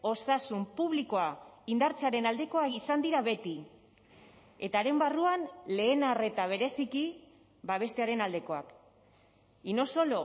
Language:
Basque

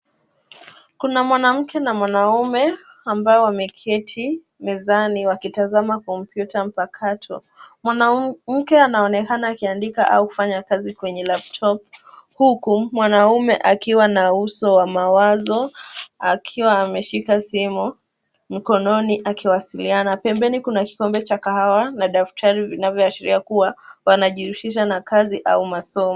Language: Swahili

